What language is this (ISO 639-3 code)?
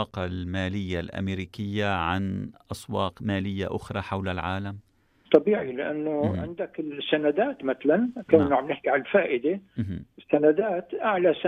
ara